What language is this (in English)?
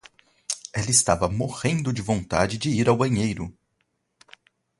Portuguese